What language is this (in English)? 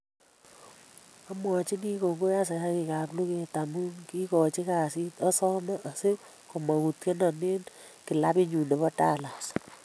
Kalenjin